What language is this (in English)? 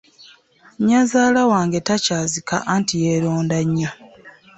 Ganda